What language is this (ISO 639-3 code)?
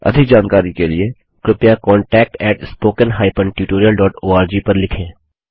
hin